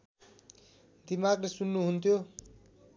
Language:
Nepali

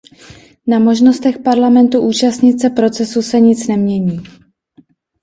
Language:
Czech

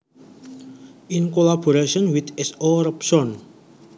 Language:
Javanese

